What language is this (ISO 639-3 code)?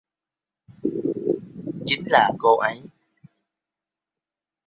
vie